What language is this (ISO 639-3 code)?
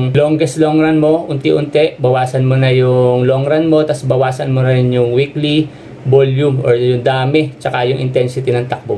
fil